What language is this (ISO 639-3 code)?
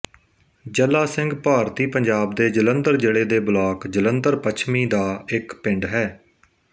pan